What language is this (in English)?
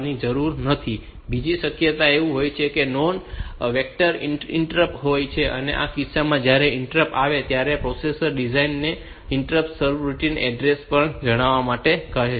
Gujarati